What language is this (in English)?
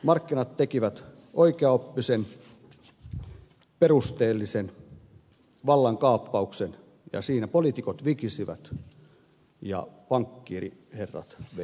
Finnish